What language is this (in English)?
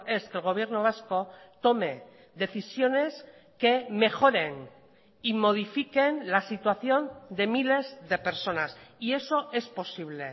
Spanish